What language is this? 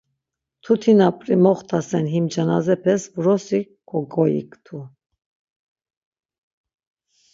Laz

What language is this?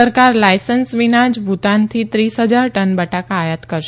Gujarati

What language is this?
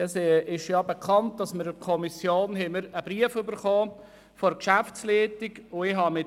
Swiss German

